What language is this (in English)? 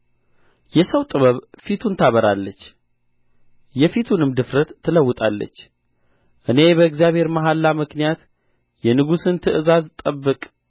Amharic